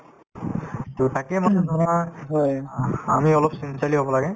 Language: Assamese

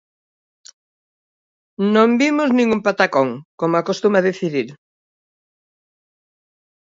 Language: Galician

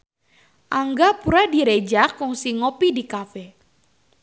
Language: Sundanese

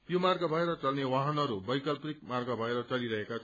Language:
Nepali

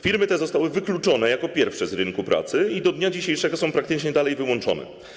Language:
Polish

